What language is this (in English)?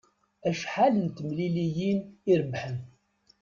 Kabyle